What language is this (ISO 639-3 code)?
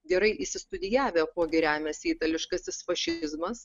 lit